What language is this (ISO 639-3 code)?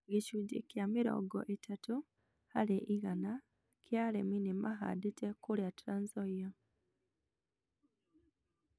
kik